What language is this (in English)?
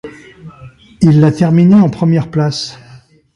French